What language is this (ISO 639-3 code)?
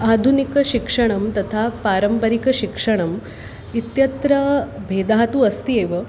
san